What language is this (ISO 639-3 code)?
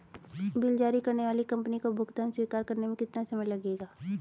hin